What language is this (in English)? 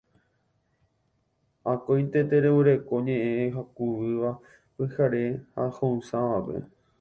Guarani